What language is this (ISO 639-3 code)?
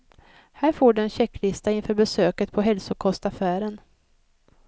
swe